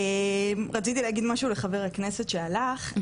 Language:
Hebrew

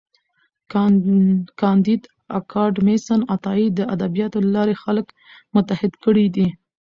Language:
Pashto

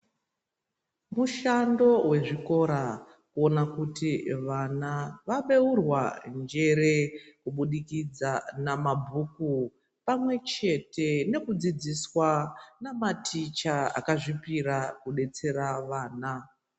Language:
Ndau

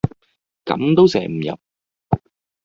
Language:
Cantonese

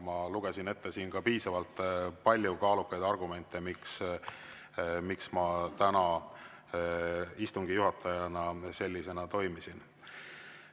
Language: Estonian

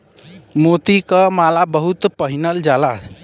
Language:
Bhojpuri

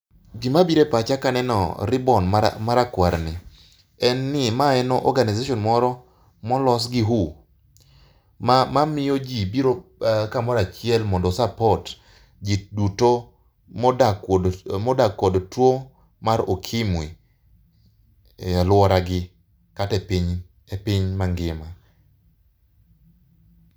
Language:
Luo (Kenya and Tanzania)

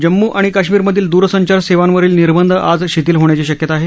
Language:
Marathi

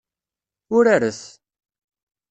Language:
Kabyle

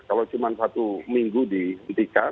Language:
Indonesian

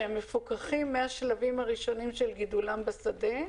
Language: Hebrew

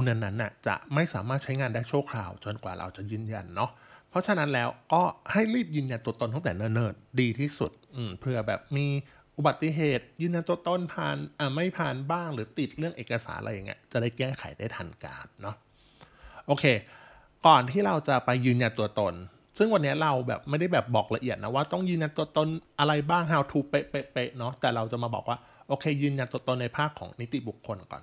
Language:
Thai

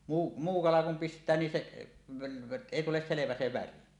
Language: Finnish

